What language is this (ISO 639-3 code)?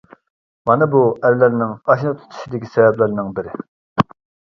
uig